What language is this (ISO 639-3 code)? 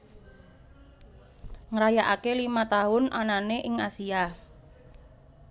jav